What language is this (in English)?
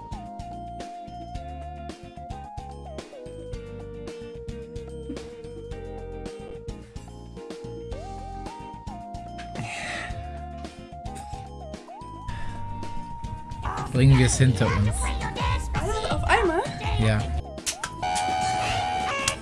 German